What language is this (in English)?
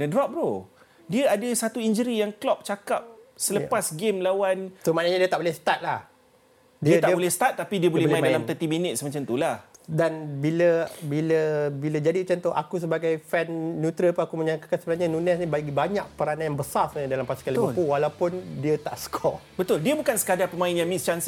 Malay